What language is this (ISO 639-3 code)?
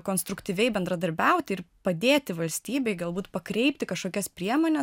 lit